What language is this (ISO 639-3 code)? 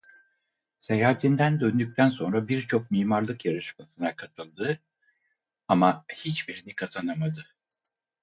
tur